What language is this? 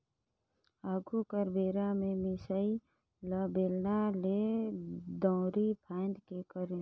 Chhattisgarhi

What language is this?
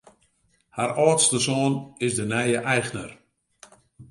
Western Frisian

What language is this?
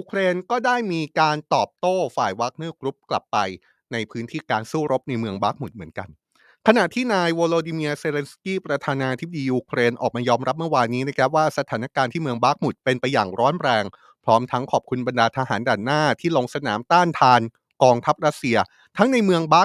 Thai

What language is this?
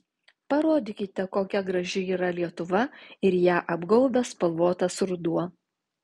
Lithuanian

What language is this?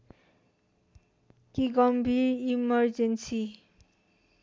Nepali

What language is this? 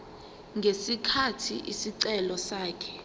Zulu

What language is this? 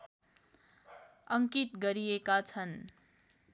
Nepali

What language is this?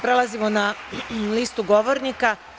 Serbian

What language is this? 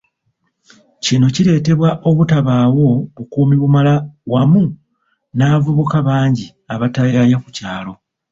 Ganda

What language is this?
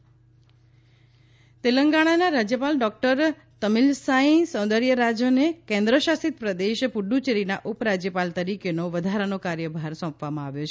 Gujarati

